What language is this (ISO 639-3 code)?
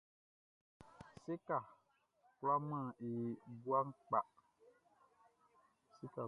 bci